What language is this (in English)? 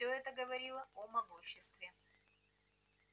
Russian